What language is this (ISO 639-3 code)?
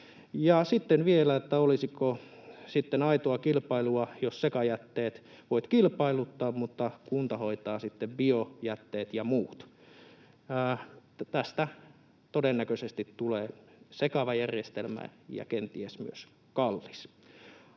fin